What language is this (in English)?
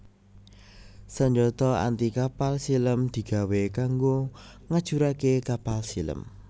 Javanese